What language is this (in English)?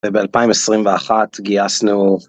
Hebrew